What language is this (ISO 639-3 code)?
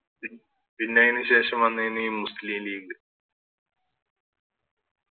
mal